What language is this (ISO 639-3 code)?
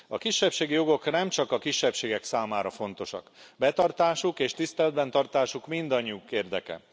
hun